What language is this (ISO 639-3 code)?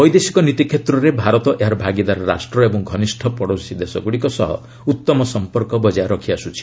ori